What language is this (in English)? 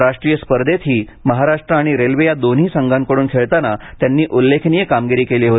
Marathi